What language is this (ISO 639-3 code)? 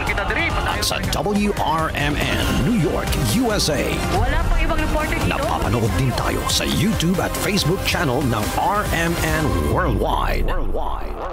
fil